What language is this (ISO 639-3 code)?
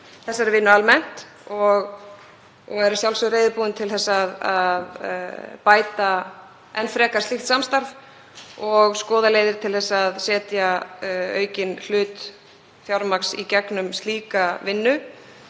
isl